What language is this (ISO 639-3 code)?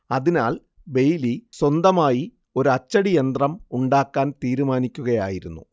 mal